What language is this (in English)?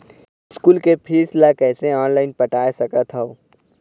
Chhattisgarhi